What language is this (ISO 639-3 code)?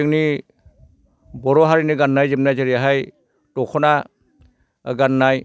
brx